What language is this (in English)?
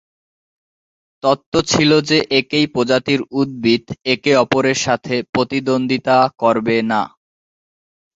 Bangla